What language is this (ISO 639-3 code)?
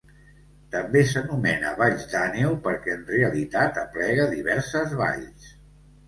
cat